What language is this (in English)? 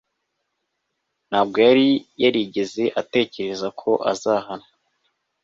Kinyarwanda